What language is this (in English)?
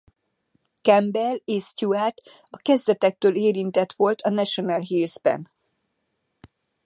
Hungarian